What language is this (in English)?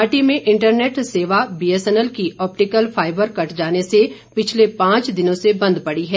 Hindi